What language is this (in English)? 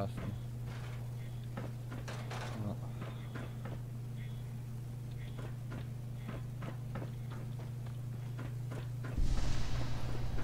German